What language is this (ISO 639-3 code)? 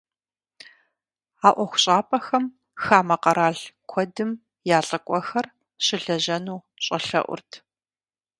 kbd